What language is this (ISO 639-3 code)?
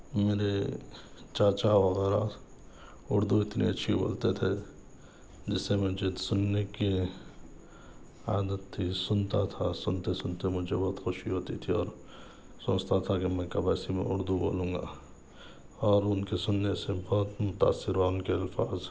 urd